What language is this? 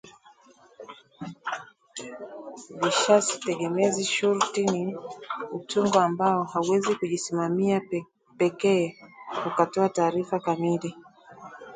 Swahili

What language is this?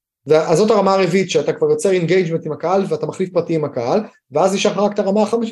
Hebrew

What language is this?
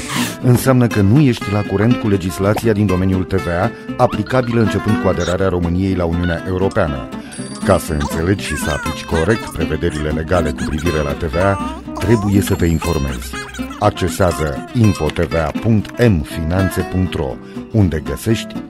Romanian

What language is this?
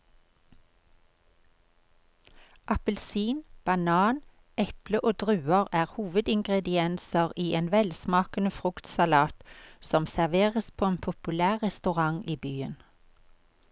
Norwegian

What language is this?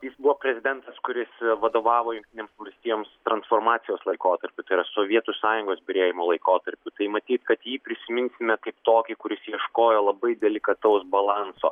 Lithuanian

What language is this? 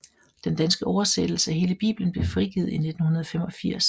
Danish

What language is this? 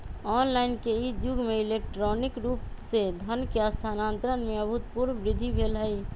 Magahi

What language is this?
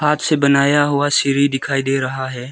Hindi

